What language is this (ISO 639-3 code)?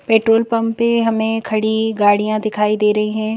hin